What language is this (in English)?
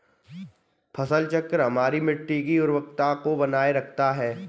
Hindi